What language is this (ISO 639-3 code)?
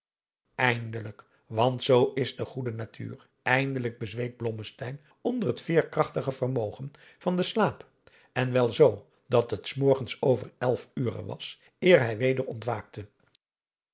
nld